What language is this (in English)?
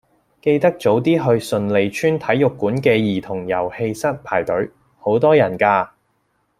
Cantonese